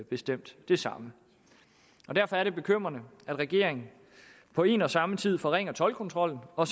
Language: Danish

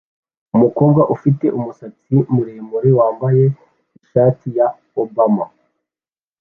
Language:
Kinyarwanda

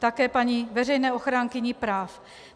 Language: Czech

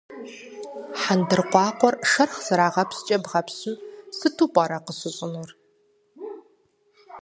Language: Kabardian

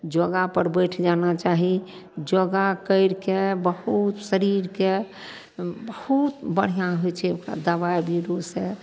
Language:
Maithili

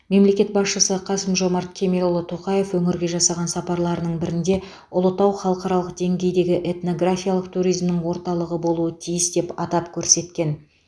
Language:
Kazakh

